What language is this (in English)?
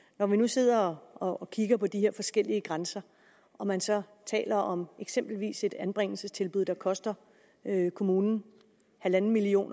Danish